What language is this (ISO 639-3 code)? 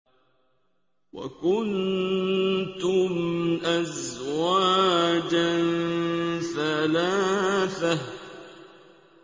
ara